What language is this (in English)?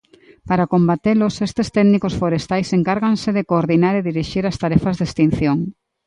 Galician